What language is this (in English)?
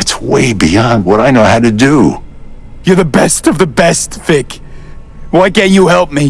English